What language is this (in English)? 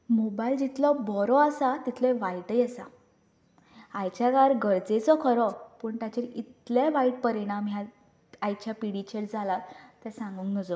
Konkani